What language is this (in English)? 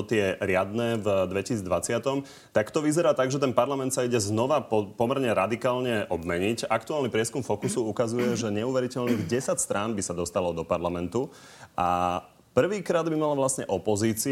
Slovak